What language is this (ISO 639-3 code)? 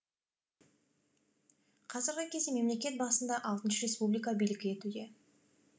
kaz